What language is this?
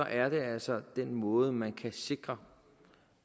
Danish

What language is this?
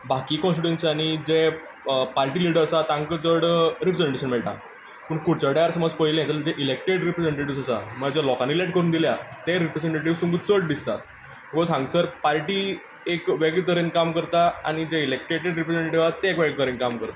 Konkani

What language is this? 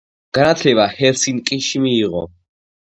Georgian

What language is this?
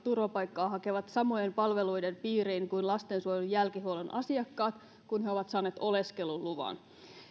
Finnish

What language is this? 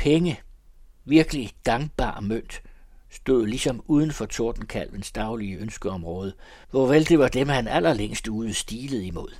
Danish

